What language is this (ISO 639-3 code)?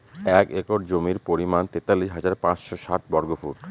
ben